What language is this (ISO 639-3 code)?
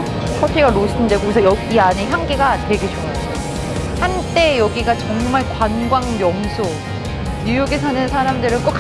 kor